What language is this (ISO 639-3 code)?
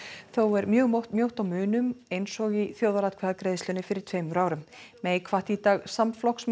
isl